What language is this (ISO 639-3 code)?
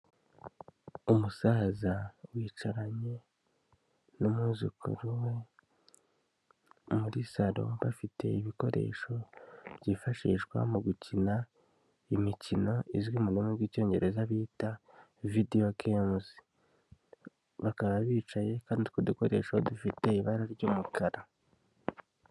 kin